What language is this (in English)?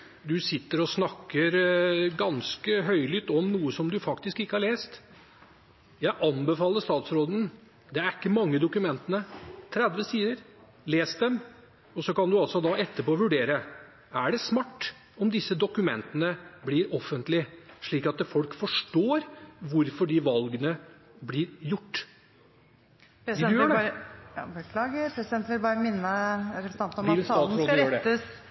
Norwegian